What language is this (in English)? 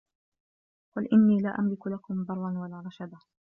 Arabic